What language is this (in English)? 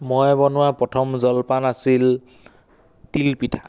Assamese